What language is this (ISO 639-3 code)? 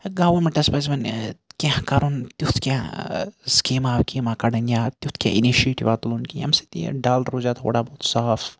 kas